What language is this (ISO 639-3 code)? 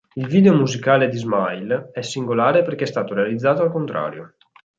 ita